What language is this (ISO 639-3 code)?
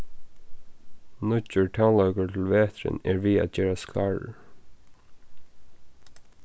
fao